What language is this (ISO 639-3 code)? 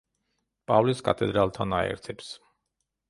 kat